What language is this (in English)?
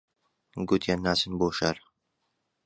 Central Kurdish